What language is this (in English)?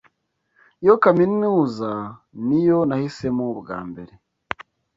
Kinyarwanda